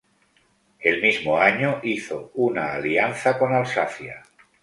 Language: Spanish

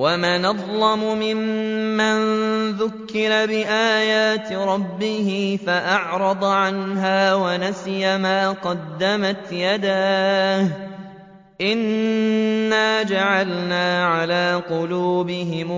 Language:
Arabic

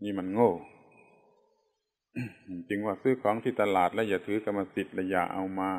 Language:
Thai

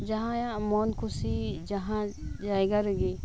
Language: Santali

